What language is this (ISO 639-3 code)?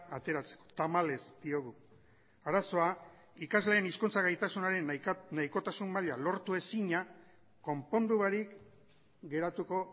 eus